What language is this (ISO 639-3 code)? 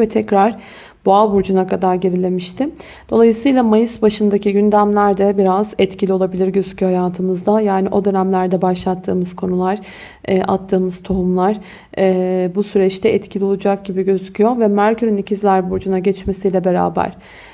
tur